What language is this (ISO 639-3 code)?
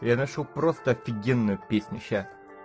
rus